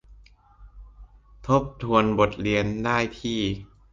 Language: Thai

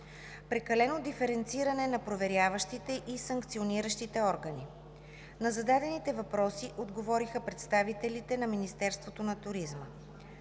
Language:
Bulgarian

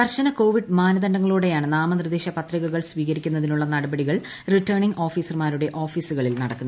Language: Malayalam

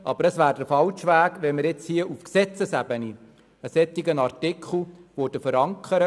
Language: Swiss German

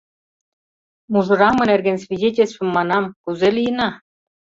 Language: Mari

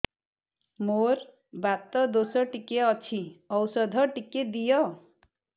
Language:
Odia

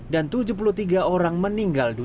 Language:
Indonesian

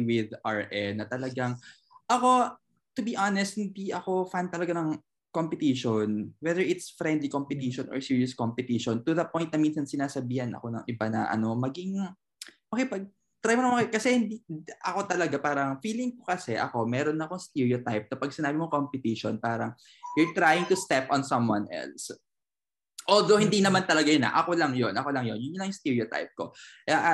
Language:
Filipino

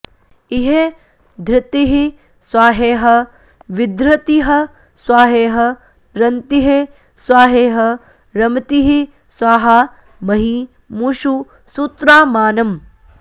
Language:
Sanskrit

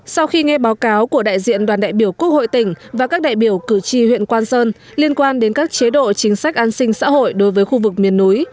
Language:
Vietnamese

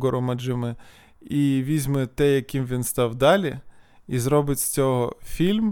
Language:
Ukrainian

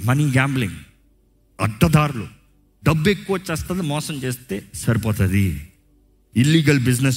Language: Telugu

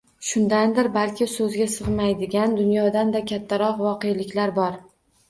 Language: Uzbek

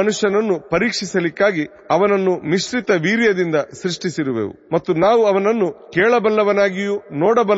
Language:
Kannada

